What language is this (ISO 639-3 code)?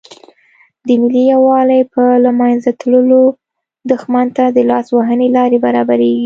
pus